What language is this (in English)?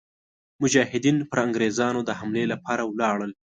Pashto